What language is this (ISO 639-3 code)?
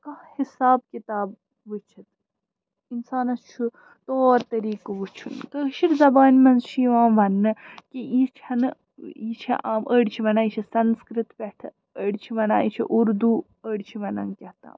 kas